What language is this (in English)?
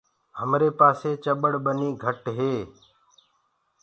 Gurgula